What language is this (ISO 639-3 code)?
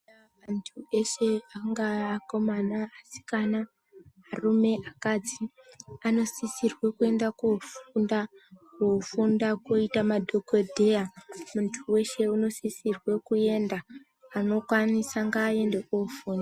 ndc